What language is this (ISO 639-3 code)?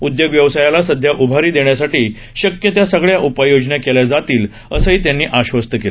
mar